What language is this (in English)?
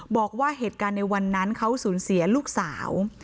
Thai